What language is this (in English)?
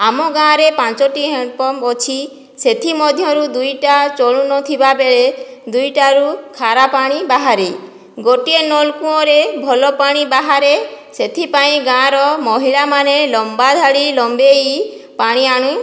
Odia